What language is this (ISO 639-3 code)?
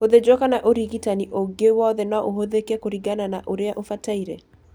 kik